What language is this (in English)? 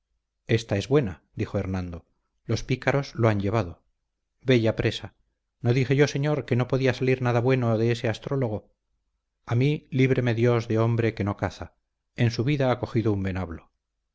Spanish